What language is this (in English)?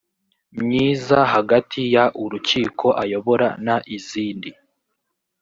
Kinyarwanda